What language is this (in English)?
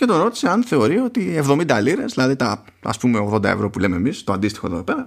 Greek